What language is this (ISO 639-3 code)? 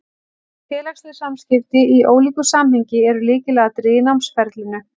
isl